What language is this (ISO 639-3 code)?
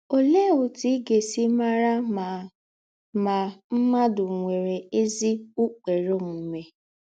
ibo